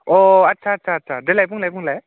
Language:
Bodo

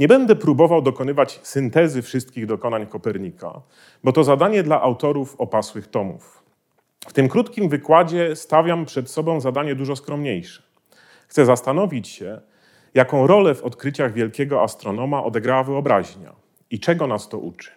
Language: Polish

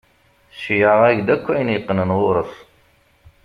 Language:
Kabyle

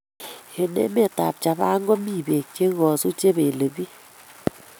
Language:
Kalenjin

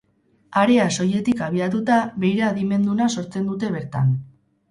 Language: Basque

